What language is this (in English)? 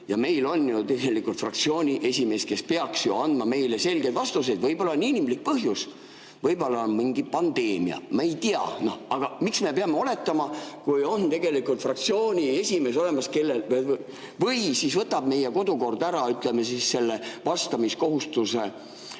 Estonian